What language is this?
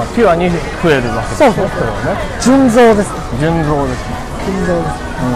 Japanese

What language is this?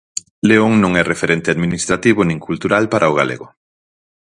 Galician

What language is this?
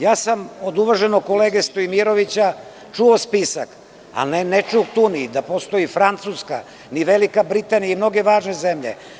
Serbian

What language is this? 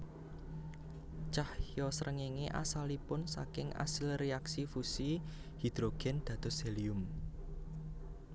Javanese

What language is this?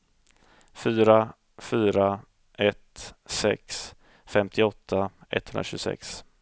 Swedish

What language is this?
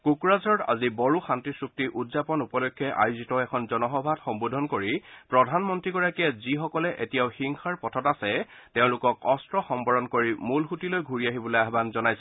Assamese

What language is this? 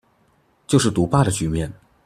Chinese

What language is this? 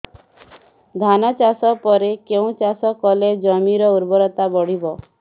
Odia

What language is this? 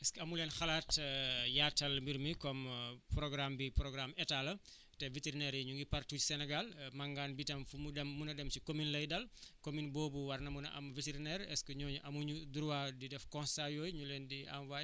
Wolof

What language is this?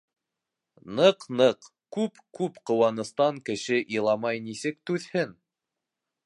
Bashkir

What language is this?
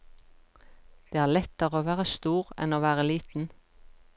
Norwegian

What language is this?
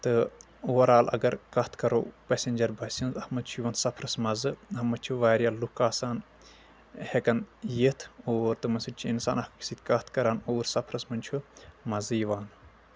Kashmiri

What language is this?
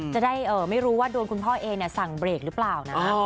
Thai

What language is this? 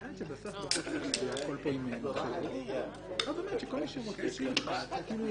Hebrew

